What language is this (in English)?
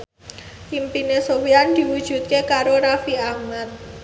Javanese